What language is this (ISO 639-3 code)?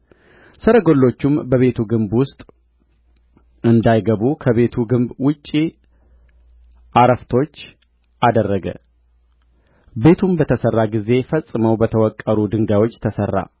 amh